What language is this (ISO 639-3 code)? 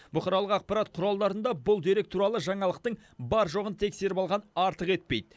kaz